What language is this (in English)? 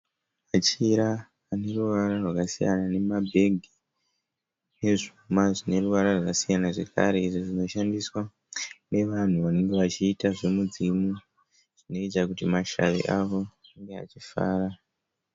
Shona